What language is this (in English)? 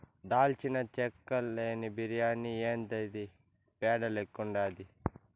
Telugu